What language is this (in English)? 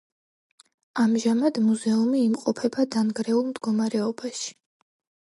Georgian